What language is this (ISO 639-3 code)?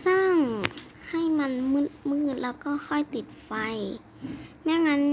tha